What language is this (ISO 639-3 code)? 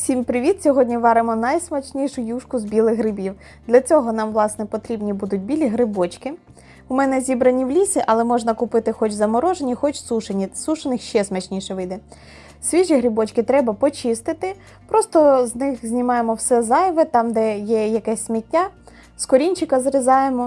ukr